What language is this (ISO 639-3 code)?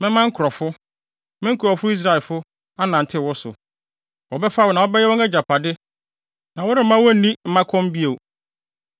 aka